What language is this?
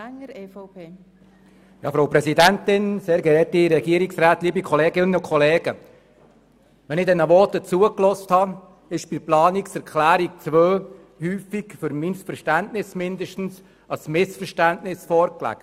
Swiss German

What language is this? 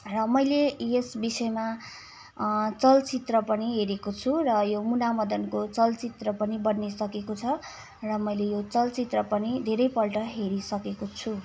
Nepali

